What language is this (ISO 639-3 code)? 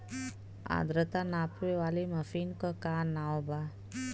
bho